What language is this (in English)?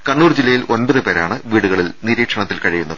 Malayalam